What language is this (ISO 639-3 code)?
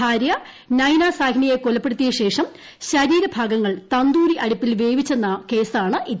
mal